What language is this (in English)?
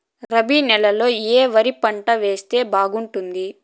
Telugu